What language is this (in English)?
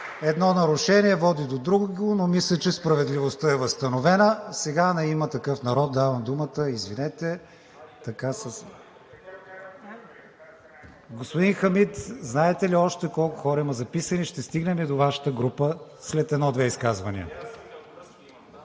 Bulgarian